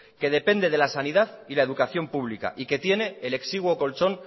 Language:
Spanish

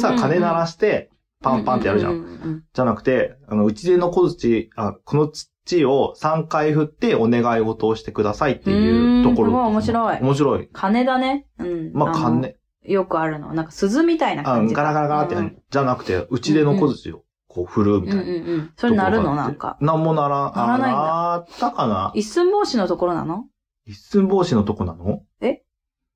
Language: Japanese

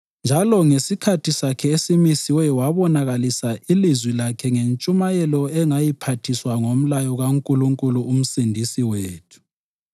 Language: North Ndebele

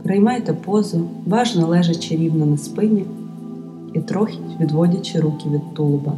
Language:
Ukrainian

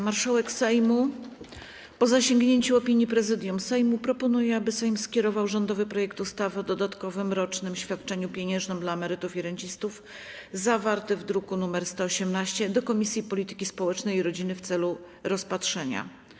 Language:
Polish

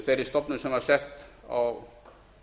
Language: Icelandic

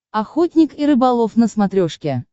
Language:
Russian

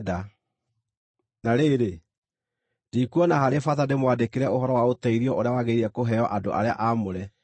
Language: Kikuyu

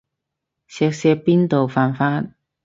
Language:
Cantonese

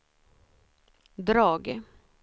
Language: Swedish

